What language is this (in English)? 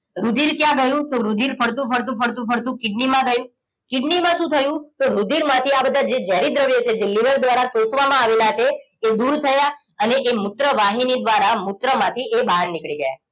Gujarati